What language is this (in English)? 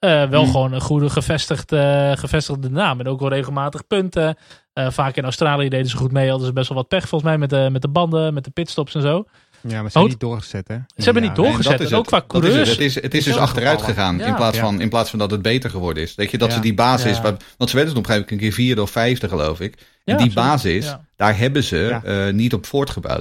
Dutch